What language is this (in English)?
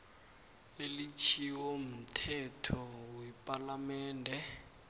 South Ndebele